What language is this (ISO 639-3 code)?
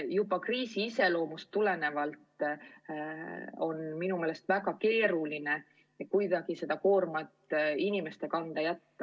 est